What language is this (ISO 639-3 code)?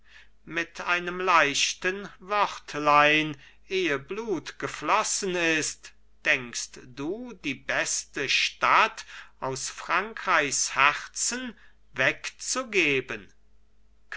deu